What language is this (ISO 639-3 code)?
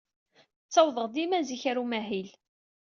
kab